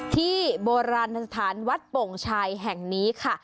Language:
Thai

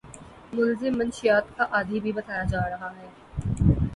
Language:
Urdu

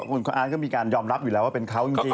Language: Thai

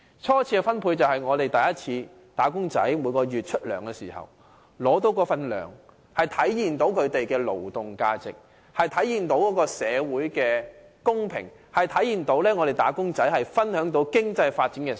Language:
Cantonese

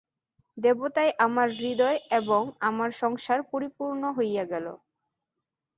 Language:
Bangla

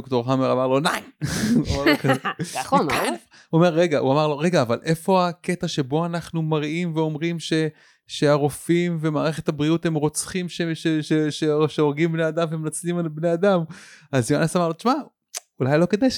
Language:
Hebrew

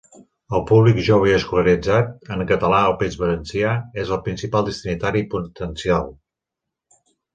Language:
Catalan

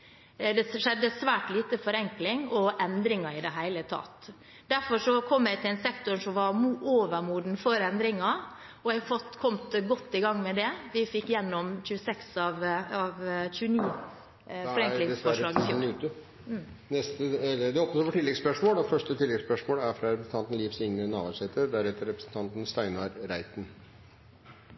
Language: Norwegian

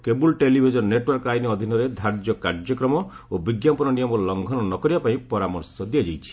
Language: Odia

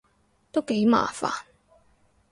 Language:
Cantonese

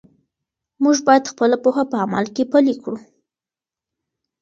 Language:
Pashto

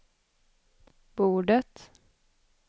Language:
Swedish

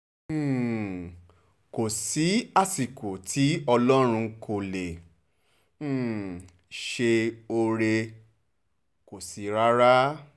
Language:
Yoruba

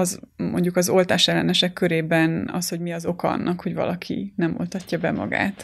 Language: Hungarian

